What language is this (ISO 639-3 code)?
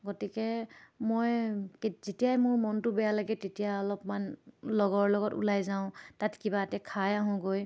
asm